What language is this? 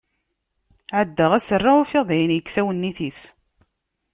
Kabyle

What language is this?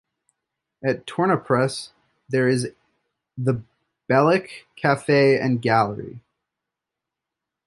English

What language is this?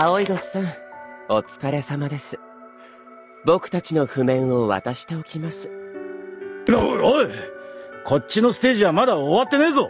Japanese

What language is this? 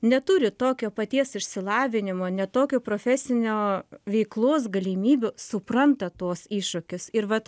Lithuanian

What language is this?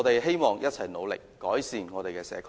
Cantonese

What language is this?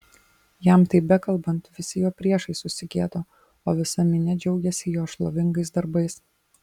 Lithuanian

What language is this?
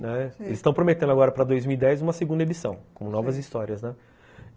Portuguese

